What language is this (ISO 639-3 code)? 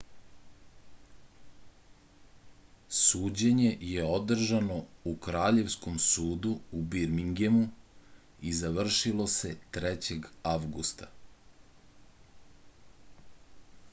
srp